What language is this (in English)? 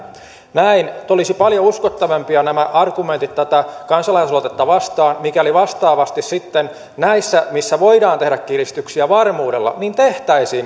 Finnish